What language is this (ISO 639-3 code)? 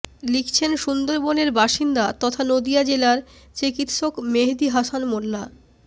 ben